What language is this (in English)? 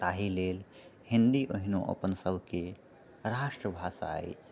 Maithili